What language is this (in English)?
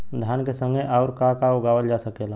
Bhojpuri